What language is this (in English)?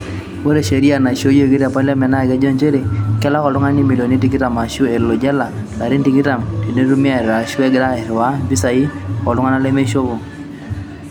Masai